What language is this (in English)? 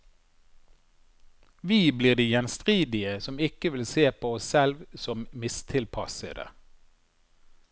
Norwegian